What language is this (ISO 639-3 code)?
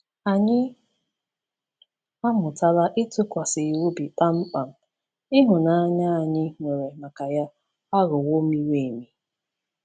ibo